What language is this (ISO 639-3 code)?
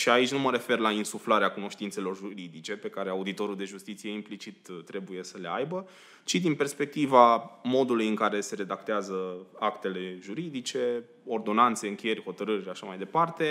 ron